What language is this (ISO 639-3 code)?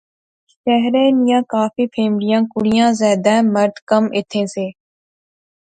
phr